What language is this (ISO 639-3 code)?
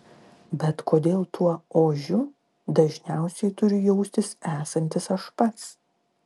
lit